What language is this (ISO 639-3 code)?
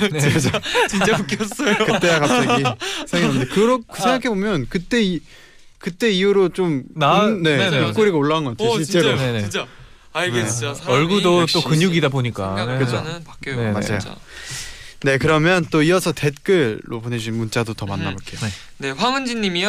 kor